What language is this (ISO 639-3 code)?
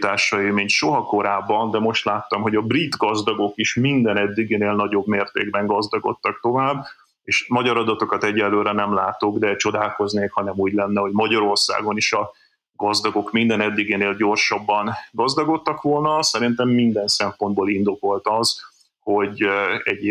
hun